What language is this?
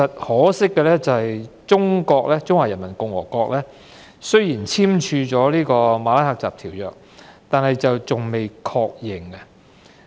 Cantonese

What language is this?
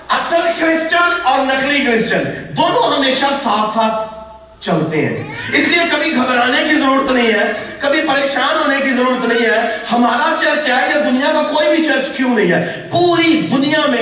Urdu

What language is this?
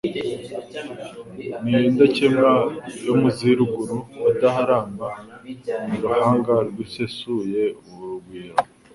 Kinyarwanda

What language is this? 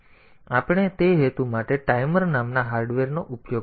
Gujarati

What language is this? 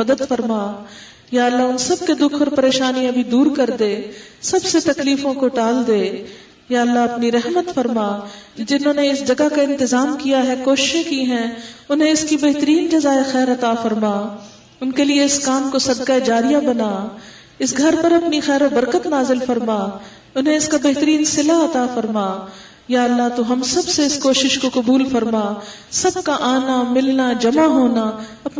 Urdu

